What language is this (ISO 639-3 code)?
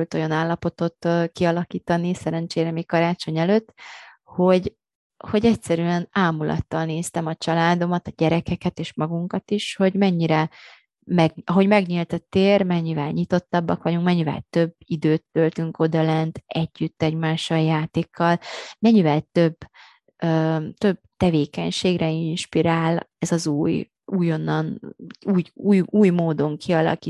hun